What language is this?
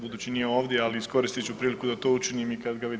Croatian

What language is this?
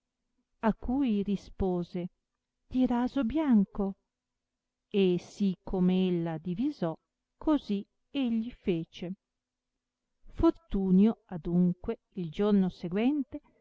Italian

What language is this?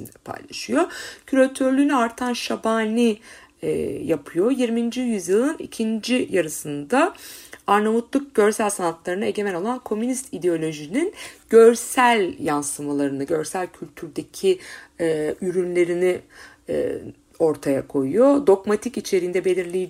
Turkish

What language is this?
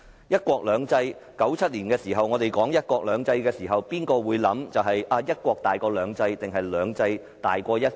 Cantonese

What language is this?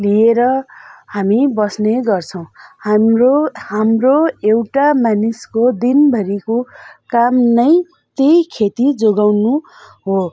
Nepali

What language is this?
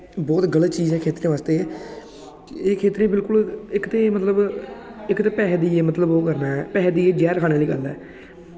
Dogri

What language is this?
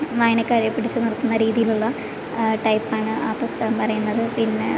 Malayalam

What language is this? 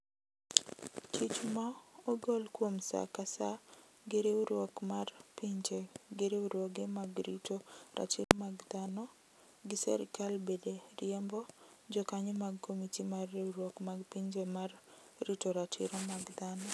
Luo (Kenya and Tanzania)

